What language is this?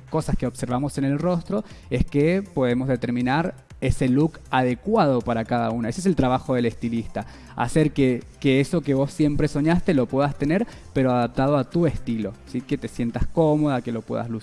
Spanish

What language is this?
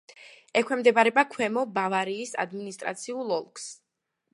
Georgian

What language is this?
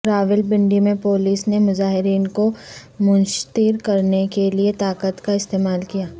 Urdu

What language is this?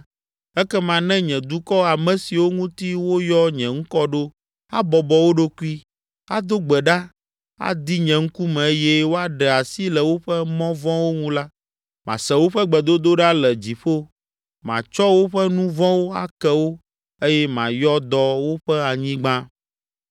Ewe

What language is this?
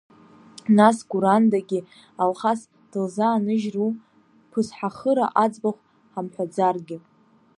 Abkhazian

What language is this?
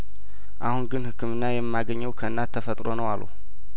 Amharic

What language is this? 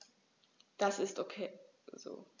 German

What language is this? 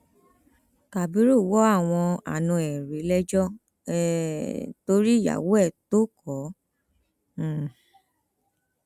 Yoruba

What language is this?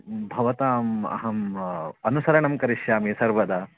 Sanskrit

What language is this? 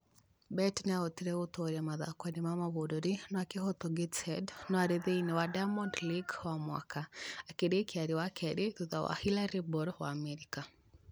Kikuyu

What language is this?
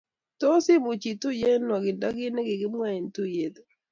Kalenjin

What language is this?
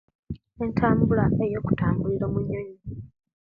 Kenyi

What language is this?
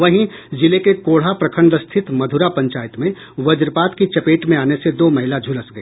Hindi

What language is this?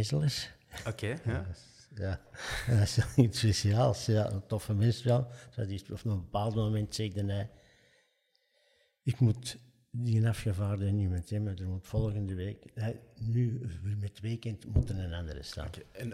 Dutch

